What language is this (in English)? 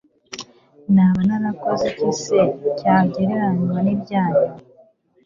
Kinyarwanda